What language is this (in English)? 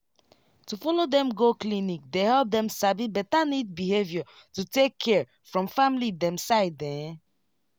Nigerian Pidgin